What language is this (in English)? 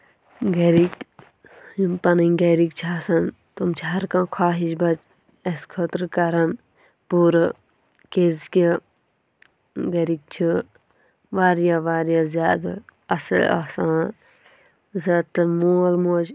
Kashmiri